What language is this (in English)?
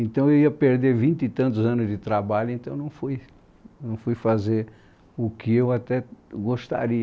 Portuguese